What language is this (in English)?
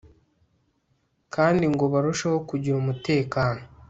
Kinyarwanda